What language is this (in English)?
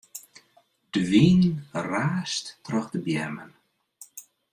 Western Frisian